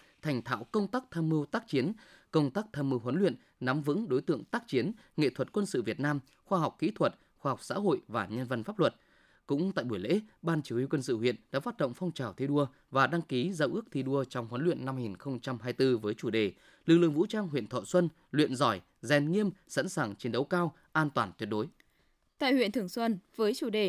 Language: Vietnamese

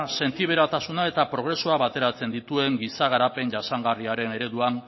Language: Basque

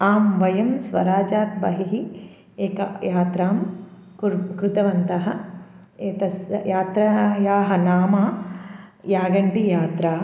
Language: Sanskrit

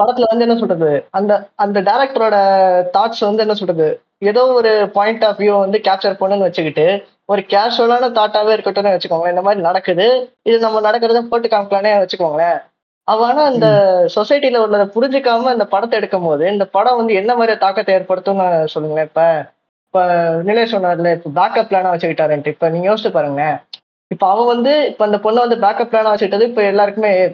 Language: Tamil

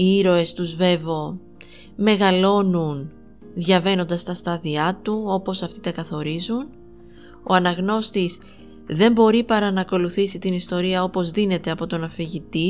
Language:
Greek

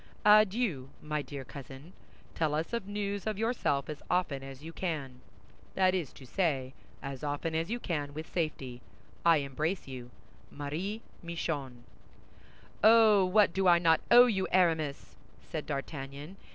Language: English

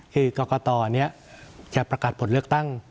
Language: Thai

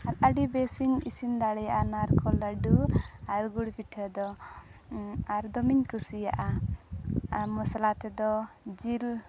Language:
Santali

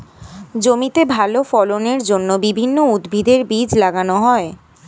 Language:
Bangla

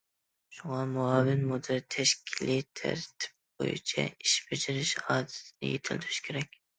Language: Uyghur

